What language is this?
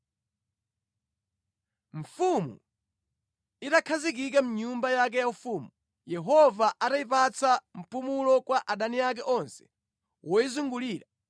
Nyanja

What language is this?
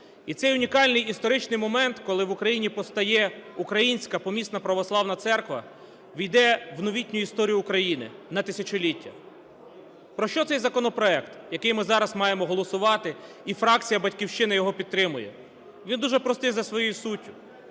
Ukrainian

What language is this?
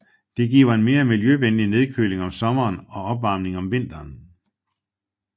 Danish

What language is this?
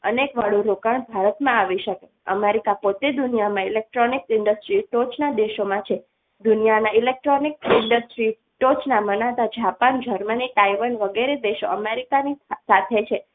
Gujarati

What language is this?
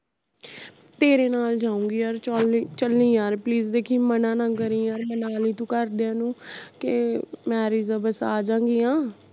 Punjabi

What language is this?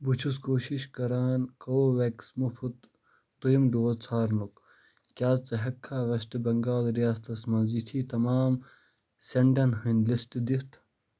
Kashmiri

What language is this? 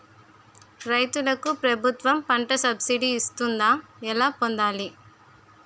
Telugu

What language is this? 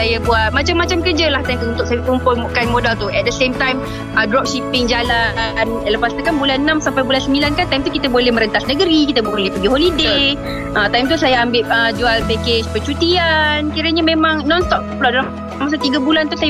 Malay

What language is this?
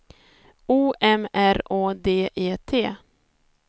Swedish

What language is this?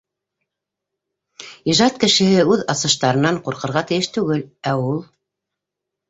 Bashkir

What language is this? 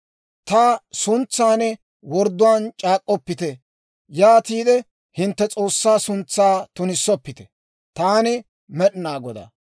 Dawro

